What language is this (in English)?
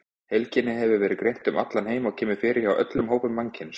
Icelandic